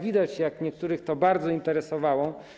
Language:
Polish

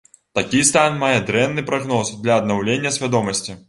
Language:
Belarusian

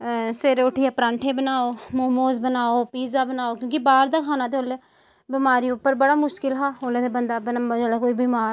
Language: Dogri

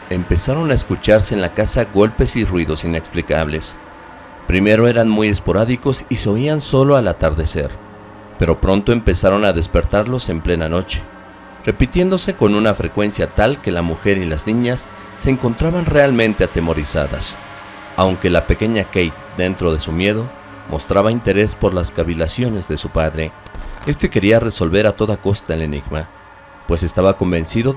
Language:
Spanish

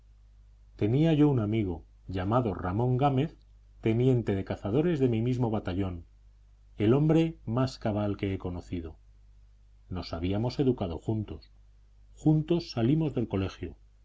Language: Spanish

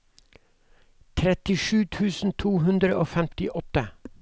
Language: Norwegian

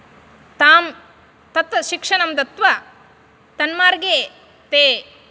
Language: Sanskrit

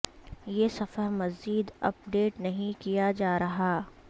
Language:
Urdu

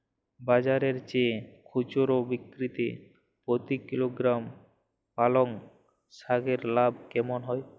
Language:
Bangla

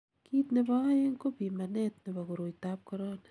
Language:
Kalenjin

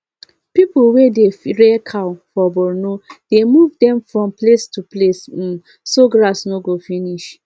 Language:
Nigerian Pidgin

